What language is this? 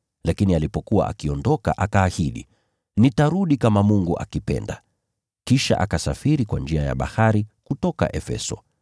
Swahili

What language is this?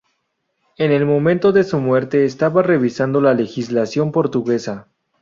Spanish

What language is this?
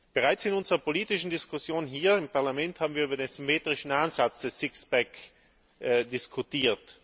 German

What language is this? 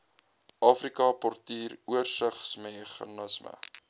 Afrikaans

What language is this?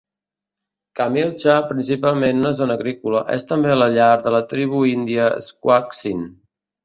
Catalan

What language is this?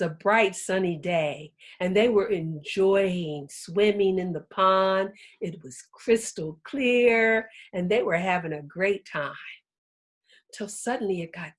English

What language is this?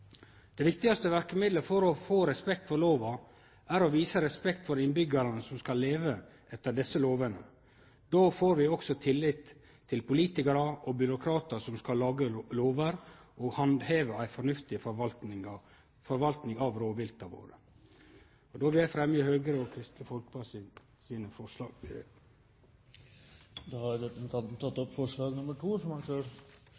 Norwegian Nynorsk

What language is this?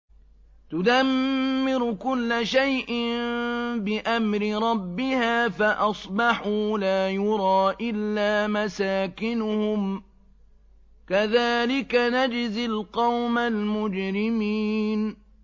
Arabic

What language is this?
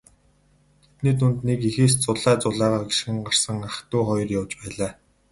Mongolian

